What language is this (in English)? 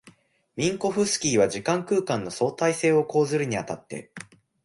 Japanese